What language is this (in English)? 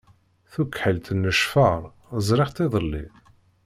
Kabyle